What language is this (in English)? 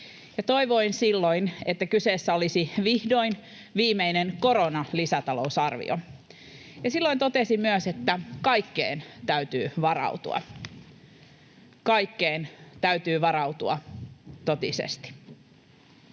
Finnish